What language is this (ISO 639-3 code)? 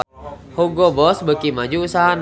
sun